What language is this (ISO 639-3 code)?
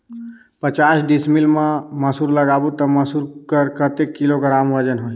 hne